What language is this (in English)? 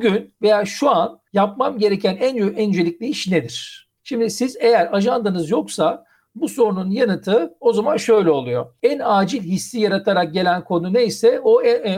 Turkish